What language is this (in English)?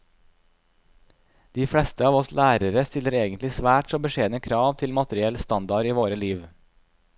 Norwegian